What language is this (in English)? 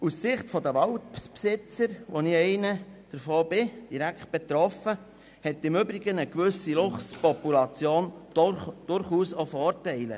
Swiss German